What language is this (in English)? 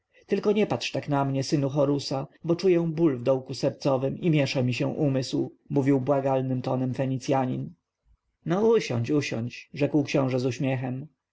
Polish